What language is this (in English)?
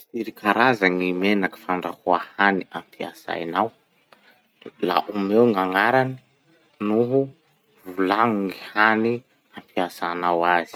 Masikoro Malagasy